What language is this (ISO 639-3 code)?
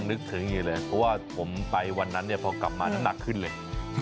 tha